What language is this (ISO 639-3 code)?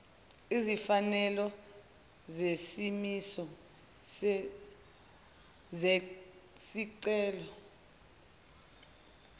zul